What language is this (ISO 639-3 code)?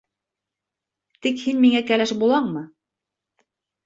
bak